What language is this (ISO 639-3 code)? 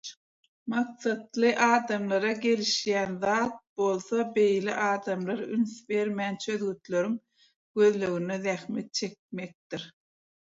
tuk